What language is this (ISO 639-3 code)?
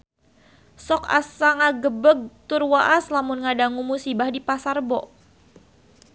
sun